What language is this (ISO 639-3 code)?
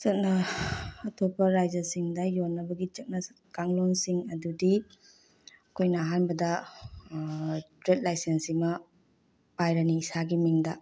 mni